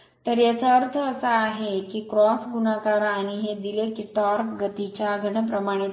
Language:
Marathi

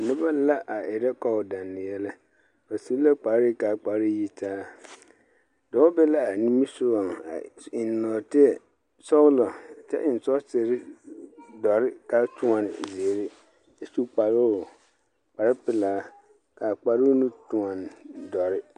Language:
Southern Dagaare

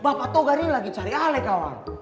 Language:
Indonesian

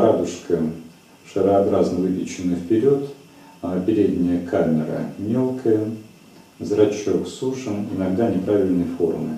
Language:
Russian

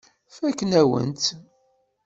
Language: Kabyle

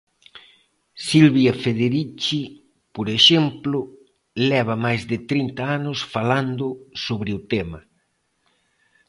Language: Galician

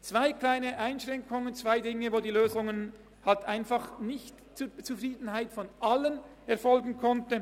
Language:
Swiss German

